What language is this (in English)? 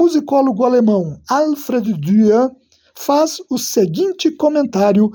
Portuguese